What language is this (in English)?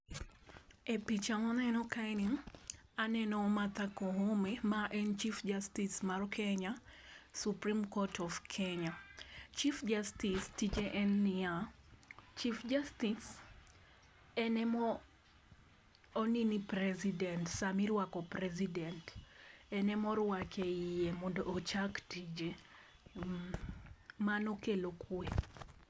Luo (Kenya and Tanzania)